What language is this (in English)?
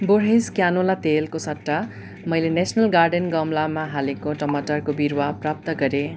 Nepali